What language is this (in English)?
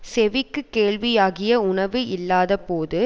Tamil